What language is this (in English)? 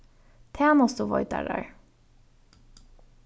Faroese